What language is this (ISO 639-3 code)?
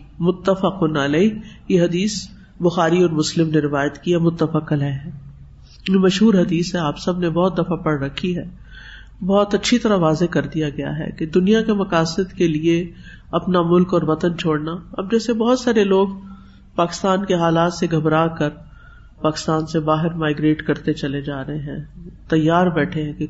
urd